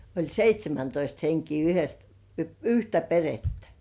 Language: Finnish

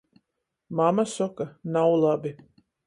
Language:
Latgalian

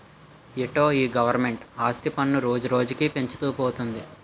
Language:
Telugu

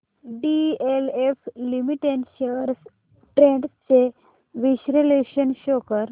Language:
Marathi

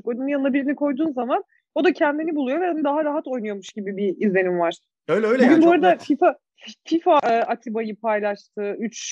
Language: Turkish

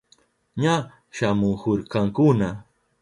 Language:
Southern Pastaza Quechua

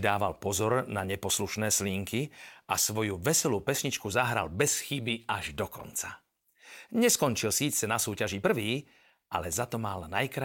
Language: Slovak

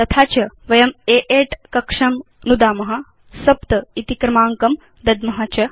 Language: Sanskrit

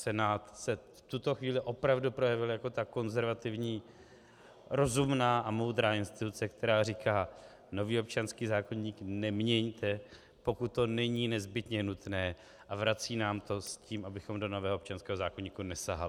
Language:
Czech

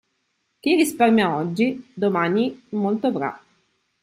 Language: Italian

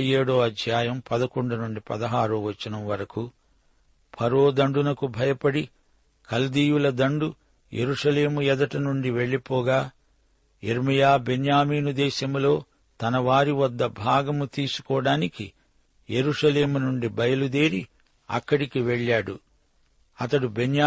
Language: Telugu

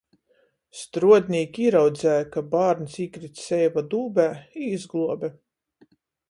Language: Latgalian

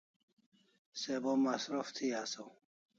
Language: Kalasha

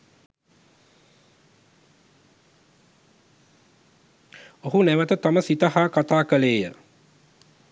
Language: Sinhala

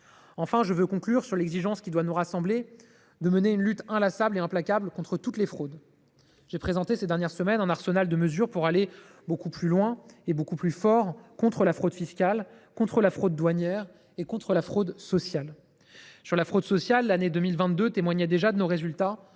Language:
French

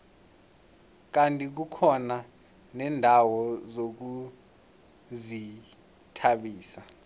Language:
South Ndebele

